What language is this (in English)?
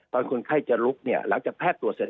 Thai